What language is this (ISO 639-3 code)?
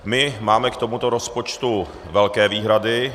ces